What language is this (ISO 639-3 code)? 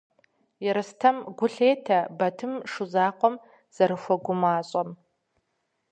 kbd